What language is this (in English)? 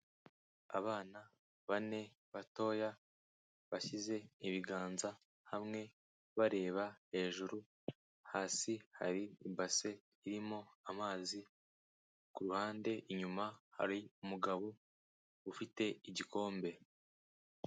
Kinyarwanda